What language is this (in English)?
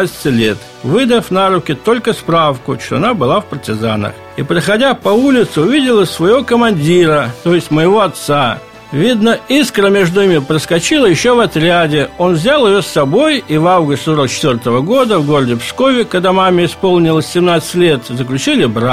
Russian